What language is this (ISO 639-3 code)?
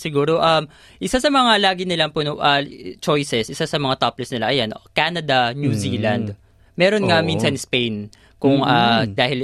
fil